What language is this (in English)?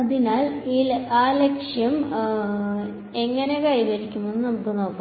Malayalam